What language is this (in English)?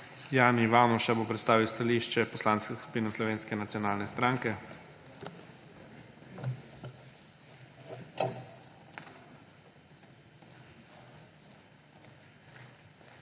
Slovenian